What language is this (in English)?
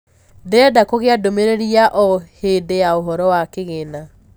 Kikuyu